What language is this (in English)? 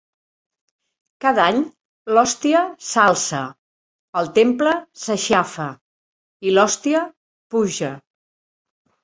Catalan